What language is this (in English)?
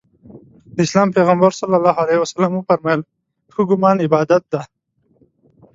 Pashto